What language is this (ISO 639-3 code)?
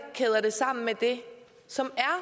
dan